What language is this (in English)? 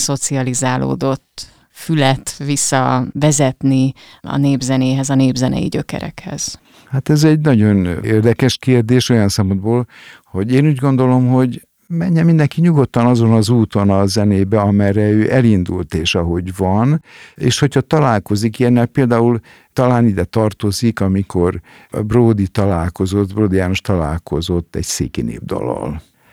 Hungarian